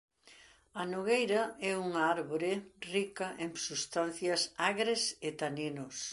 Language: Galician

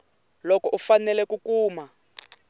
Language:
Tsonga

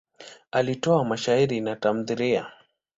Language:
Swahili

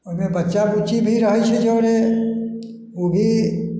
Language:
Maithili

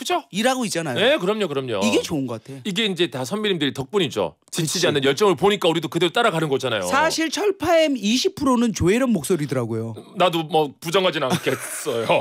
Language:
Korean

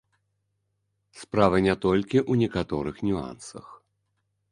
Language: Belarusian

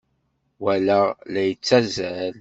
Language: Kabyle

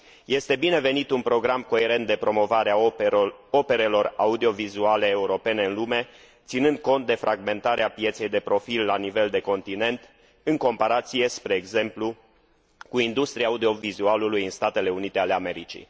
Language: Romanian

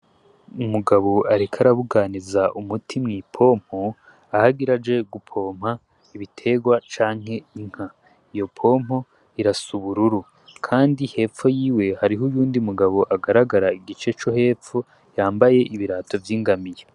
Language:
Rundi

